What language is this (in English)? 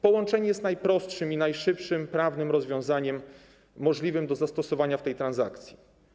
Polish